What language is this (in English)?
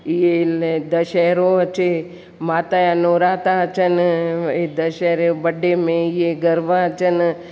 Sindhi